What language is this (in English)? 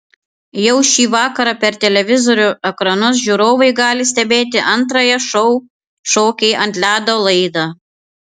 Lithuanian